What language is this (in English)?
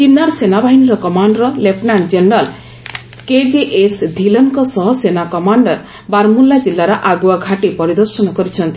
Odia